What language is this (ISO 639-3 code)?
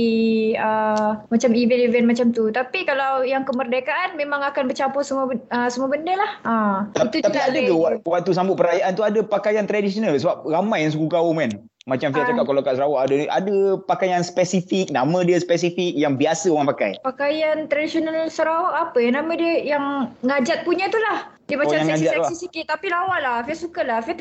msa